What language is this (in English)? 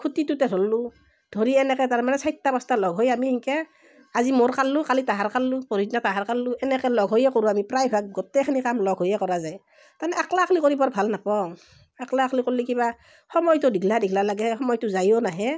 Assamese